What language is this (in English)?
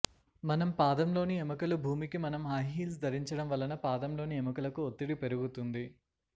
Telugu